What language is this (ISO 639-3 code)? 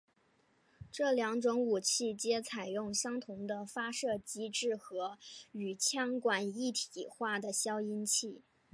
zho